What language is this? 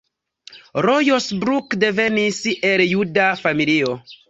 Esperanto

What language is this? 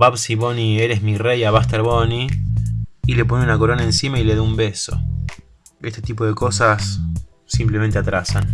Spanish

